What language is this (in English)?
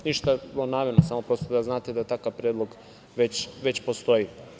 Serbian